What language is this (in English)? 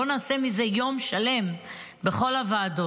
Hebrew